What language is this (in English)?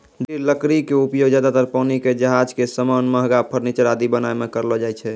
Maithili